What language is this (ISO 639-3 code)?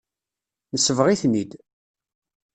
kab